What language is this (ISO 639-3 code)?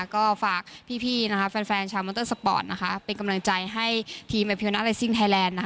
tha